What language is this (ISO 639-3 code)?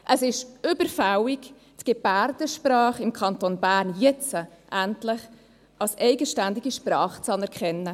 gsw